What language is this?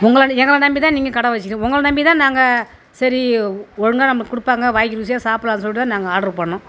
Tamil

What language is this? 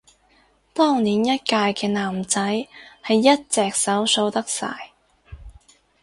Cantonese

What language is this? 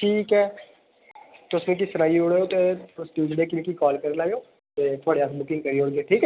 Dogri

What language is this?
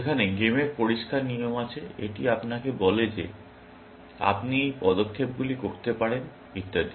Bangla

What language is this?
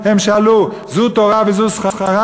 Hebrew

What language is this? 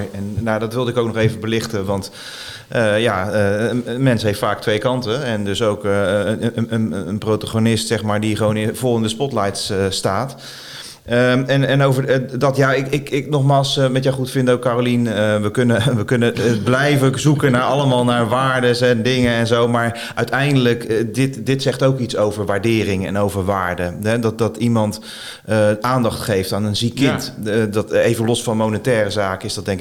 Dutch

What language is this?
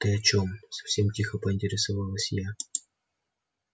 Russian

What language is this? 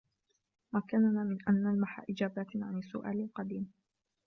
Arabic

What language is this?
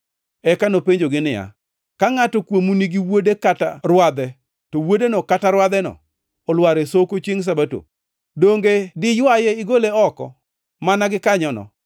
Luo (Kenya and Tanzania)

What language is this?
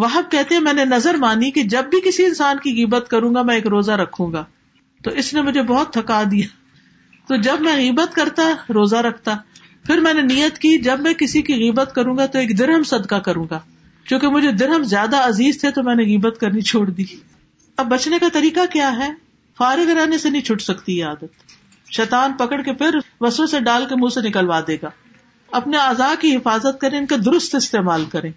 Urdu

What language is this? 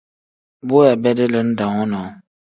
Tem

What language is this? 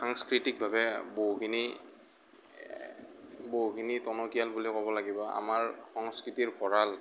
Assamese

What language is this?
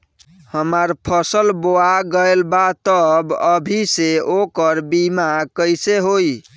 Bhojpuri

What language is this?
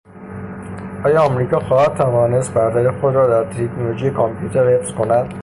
Persian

